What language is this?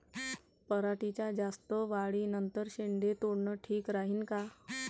Marathi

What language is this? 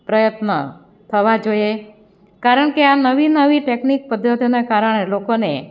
Gujarati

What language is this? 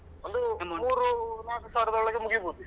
Kannada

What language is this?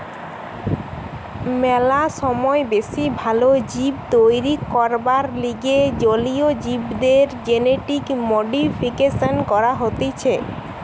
Bangla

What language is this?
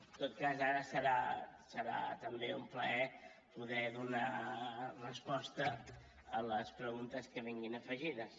Catalan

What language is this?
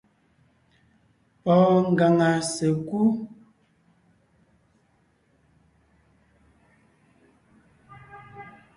Ngiemboon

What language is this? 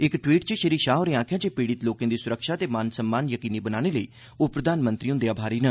Dogri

